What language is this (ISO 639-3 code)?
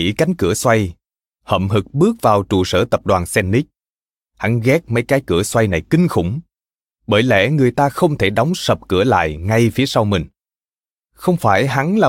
vie